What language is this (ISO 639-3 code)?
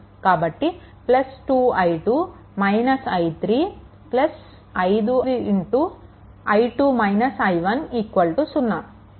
tel